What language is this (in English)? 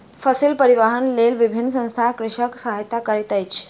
Maithili